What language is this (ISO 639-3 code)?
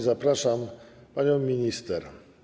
pol